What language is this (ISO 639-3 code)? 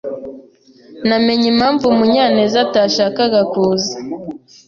kin